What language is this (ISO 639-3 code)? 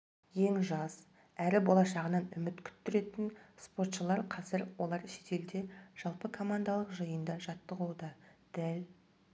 kaz